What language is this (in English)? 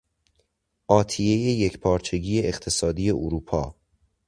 Persian